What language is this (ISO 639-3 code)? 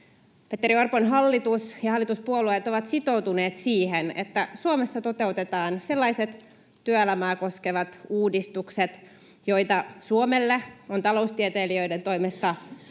fin